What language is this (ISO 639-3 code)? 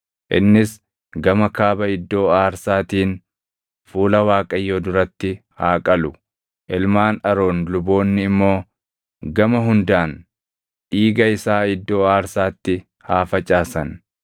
orm